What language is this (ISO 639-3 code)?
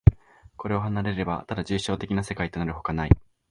jpn